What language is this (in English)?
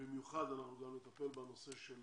Hebrew